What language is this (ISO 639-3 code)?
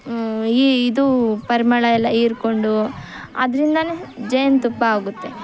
kan